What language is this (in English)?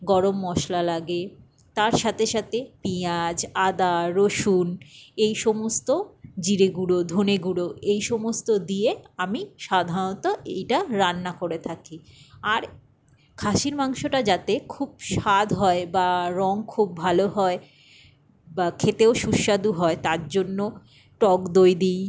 Bangla